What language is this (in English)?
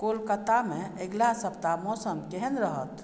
Maithili